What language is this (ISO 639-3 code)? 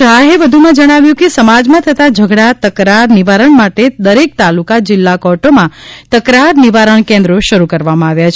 guj